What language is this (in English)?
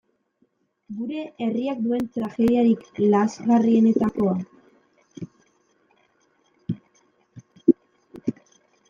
Basque